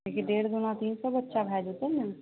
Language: Maithili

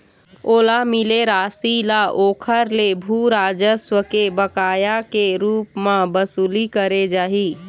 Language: Chhattisgarhi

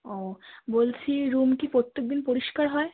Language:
Bangla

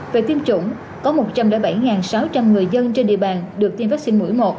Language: Vietnamese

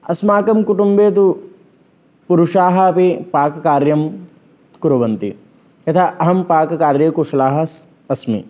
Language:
Sanskrit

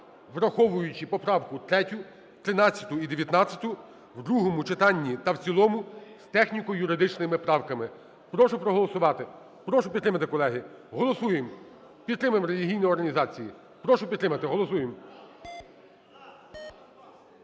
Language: Ukrainian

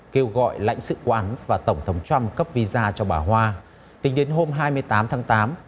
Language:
Vietnamese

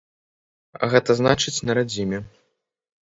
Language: Belarusian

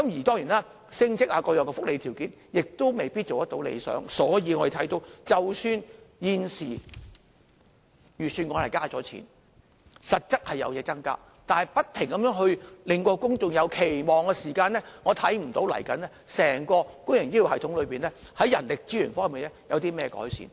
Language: Cantonese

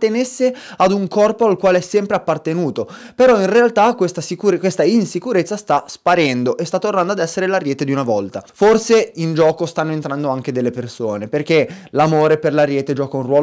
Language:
Italian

